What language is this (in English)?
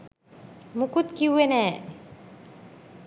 Sinhala